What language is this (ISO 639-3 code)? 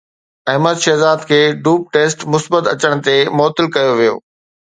snd